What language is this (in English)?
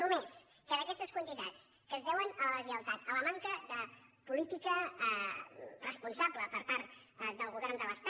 Catalan